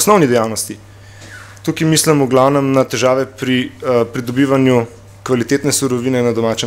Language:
Bulgarian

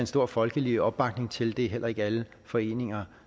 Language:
Danish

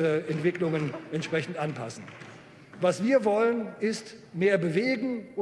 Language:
German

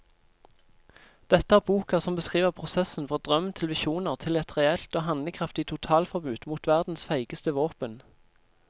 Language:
Norwegian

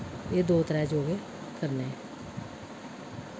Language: Dogri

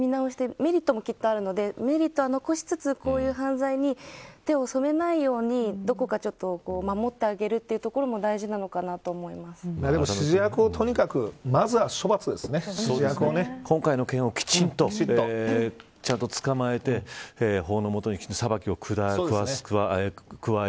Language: Japanese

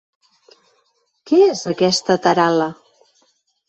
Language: Catalan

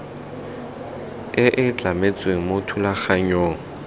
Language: Tswana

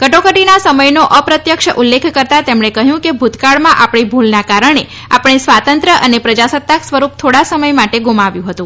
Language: Gujarati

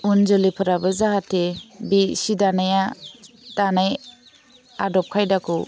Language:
Bodo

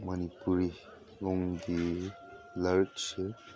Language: Manipuri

